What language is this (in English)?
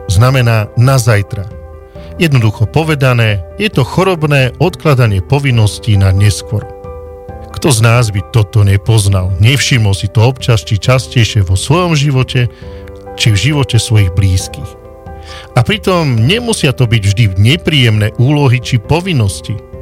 Slovak